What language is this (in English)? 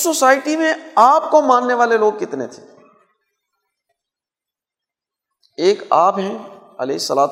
Urdu